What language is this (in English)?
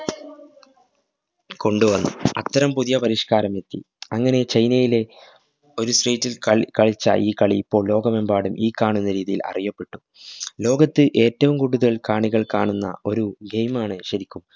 Malayalam